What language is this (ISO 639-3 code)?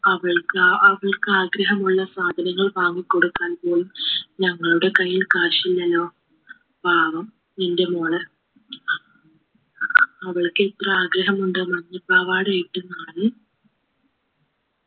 mal